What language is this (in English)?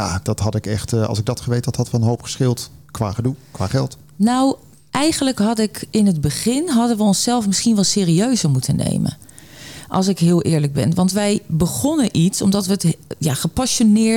Dutch